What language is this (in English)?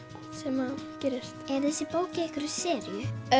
Icelandic